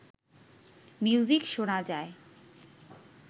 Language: Bangla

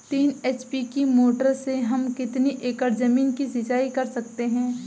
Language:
Hindi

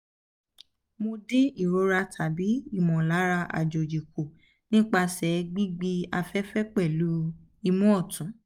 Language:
Yoruba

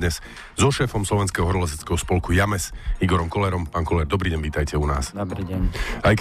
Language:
Slovak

